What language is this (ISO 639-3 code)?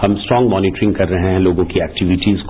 hin